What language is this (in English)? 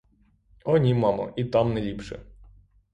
Ukrainian